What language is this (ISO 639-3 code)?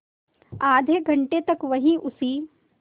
hin